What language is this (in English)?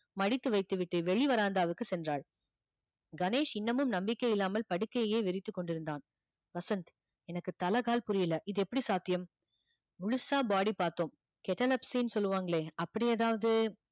Tamil